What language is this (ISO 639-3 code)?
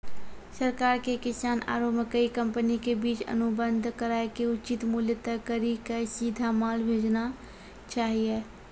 mai